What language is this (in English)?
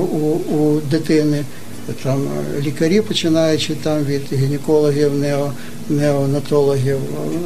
Ukrainian